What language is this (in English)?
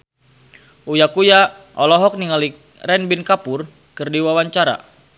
Sundanese